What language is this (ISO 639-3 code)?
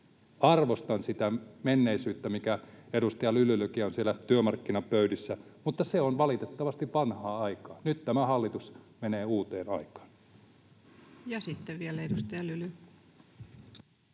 fin